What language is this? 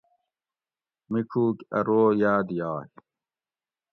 Gawri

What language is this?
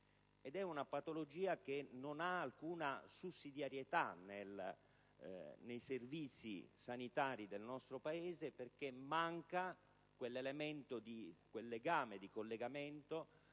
Italian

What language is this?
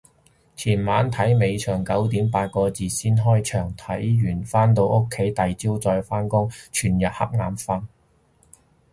Cantonese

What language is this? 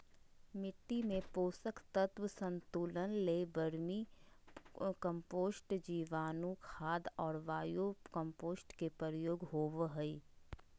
Magahi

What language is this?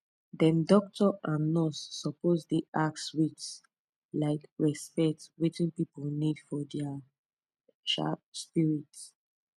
Nigerian Pidgin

